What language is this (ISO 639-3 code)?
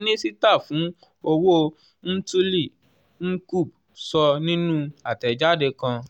yor